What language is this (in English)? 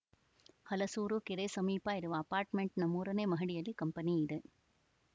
Kannada